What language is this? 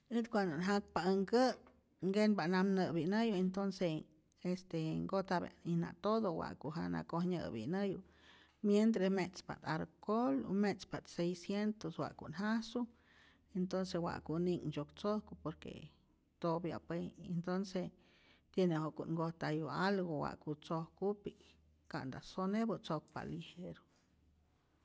Rayón Zoque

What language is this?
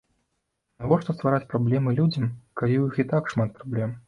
Belarusian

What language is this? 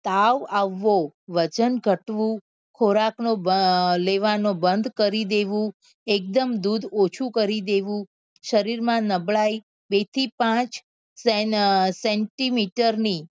Gujarati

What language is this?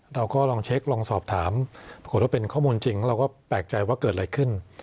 Thai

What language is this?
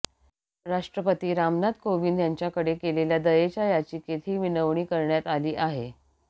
Marathi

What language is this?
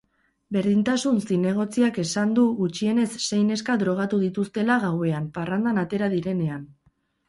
Basque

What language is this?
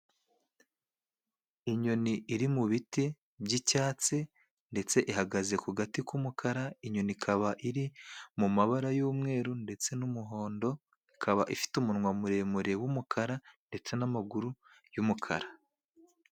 Kinyarwanda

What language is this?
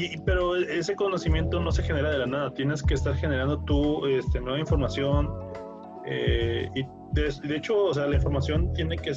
Spanish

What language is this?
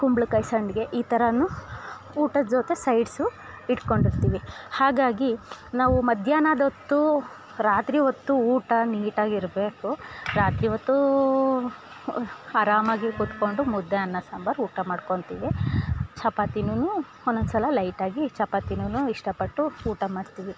Kannada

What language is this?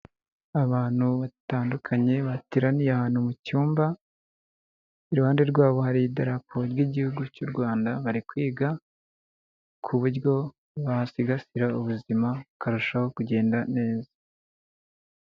Kinyarwanda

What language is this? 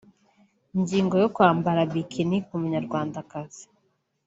Kinyarwanda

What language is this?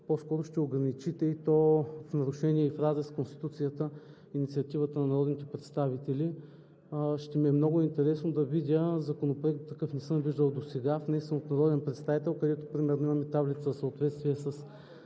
Bulgarian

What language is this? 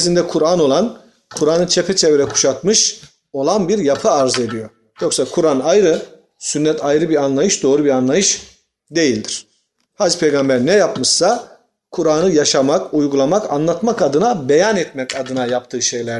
Turkish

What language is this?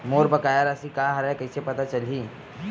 Chhattisgarhi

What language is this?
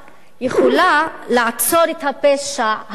Hebrew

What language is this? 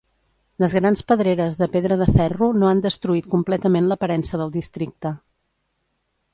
Catalan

